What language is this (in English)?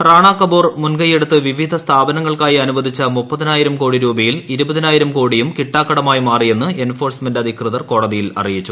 Malayalam